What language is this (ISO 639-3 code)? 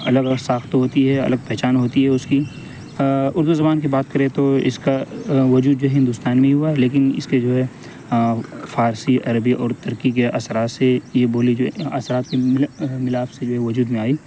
urd